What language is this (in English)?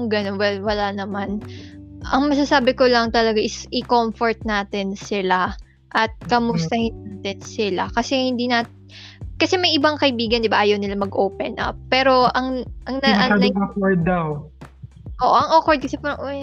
Filipino